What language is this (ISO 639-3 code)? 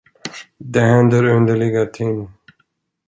swe